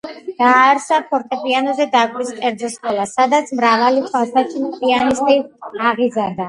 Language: Georgian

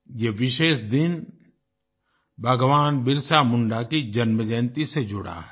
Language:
Hindi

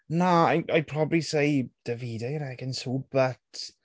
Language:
Welsh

